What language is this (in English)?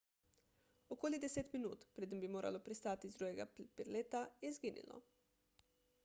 Slovenian